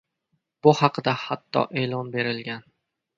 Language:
Uzbek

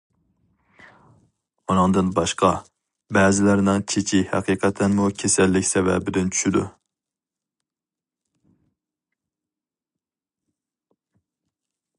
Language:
Uyghur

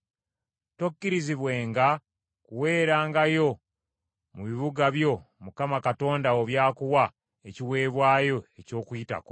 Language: Ganda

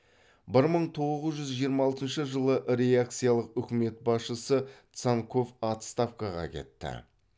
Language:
Kazakh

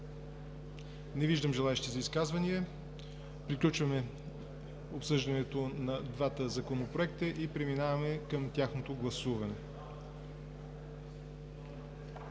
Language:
Bulgarian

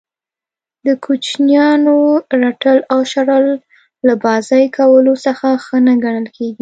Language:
Pashto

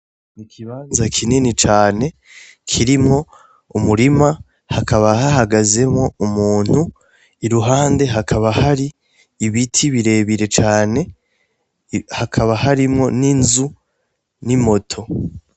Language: Rundi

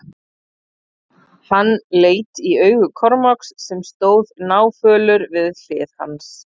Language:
Icelandic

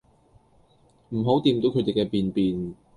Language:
Cantonese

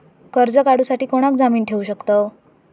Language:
Marathi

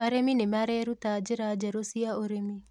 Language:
Kikuyu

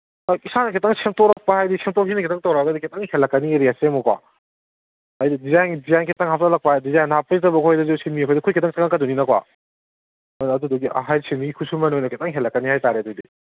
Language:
Manipuri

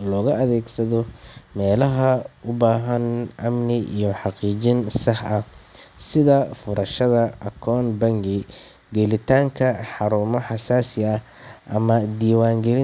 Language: Somali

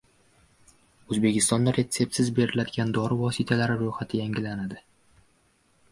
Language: Uzbek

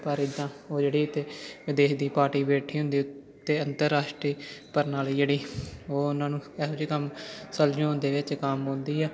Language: Punjabi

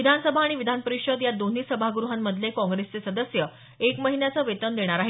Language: Marathi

